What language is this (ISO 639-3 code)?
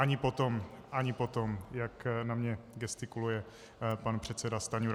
ces